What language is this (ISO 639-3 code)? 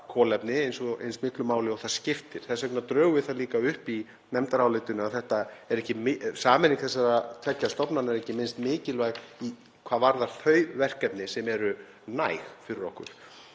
isl